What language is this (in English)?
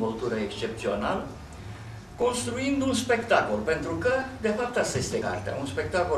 Romanian